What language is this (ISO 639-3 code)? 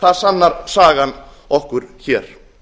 isl